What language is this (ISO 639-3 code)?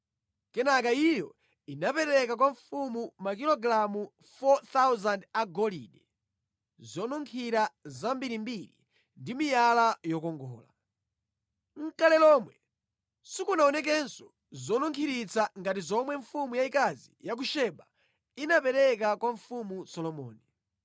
nya